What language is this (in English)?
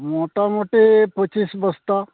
Santali